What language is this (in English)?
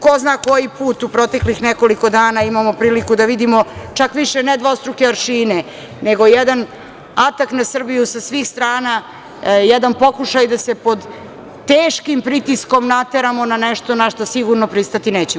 Serbian